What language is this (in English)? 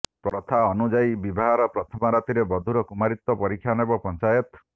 Odia